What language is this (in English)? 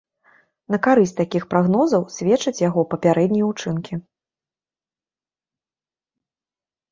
Belarusian